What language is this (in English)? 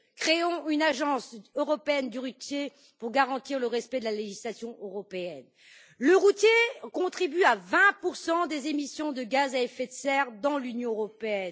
French